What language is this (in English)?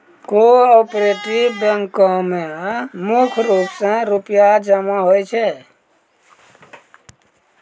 Maithili